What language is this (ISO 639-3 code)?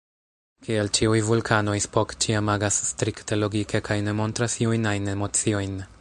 epo